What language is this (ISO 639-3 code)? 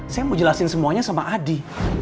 ind